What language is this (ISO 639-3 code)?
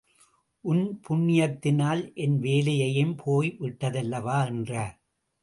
tam